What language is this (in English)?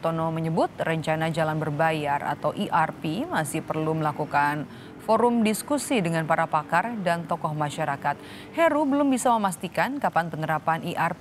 Indonesian